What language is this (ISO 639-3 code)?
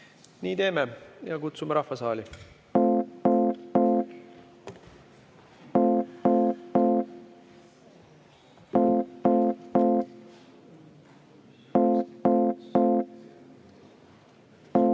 est